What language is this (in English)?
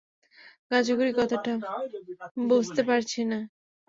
Bangla